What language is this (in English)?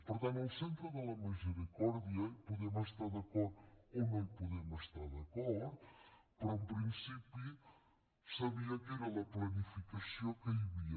Catalan